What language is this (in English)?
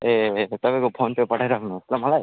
Nepali